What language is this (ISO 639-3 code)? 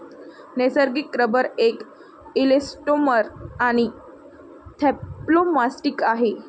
mar